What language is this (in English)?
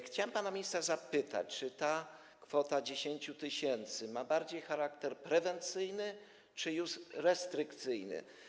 Polish